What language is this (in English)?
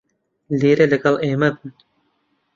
Central Kurdish